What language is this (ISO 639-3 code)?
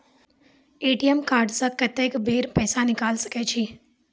mai